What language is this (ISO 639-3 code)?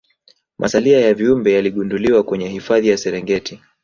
swa